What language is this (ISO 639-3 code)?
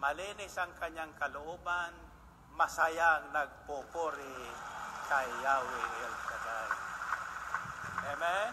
fil